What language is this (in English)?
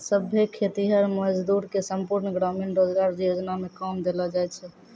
Maithili